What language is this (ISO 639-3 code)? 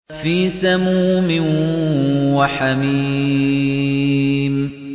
ara